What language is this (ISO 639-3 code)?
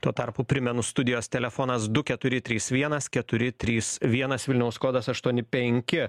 lit